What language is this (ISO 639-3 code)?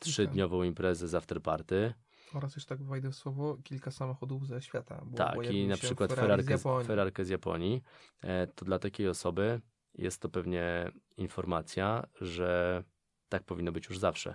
pol